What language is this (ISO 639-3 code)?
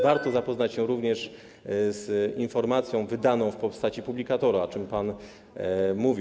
pol